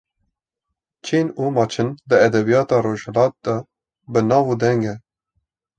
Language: Kurdish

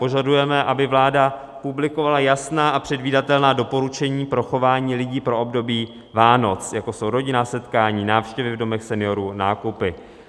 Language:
Czech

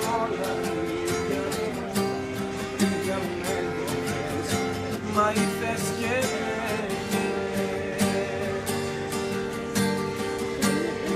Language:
Greek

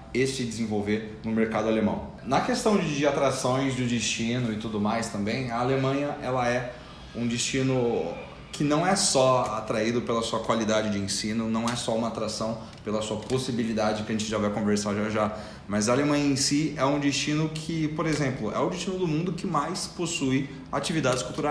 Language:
Portuguese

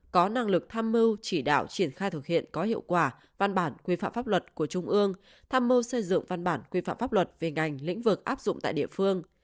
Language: Vietnamese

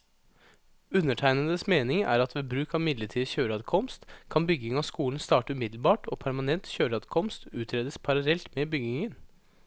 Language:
Norwegian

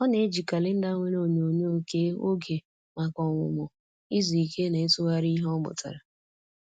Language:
Igbo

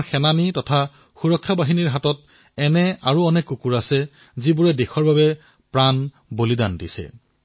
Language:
Assamese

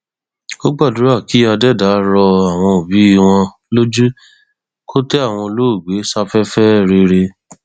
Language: Yoruba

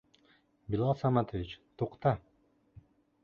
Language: Bashkir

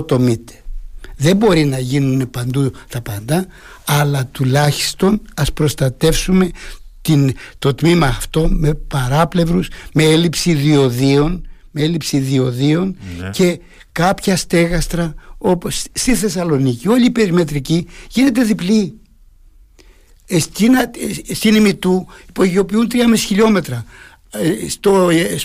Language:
Greek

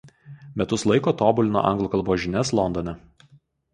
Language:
Lithuanian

